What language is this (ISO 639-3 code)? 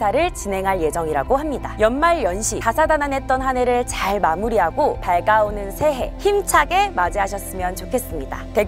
kor